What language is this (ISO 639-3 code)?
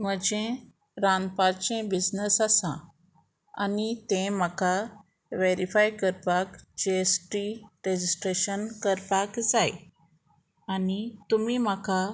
kok